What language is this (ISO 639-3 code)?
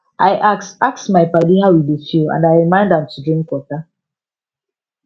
pcm